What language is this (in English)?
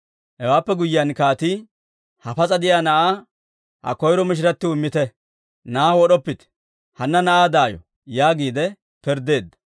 Dawro